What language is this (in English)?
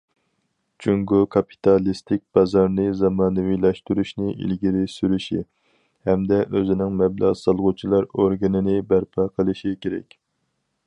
Uyghur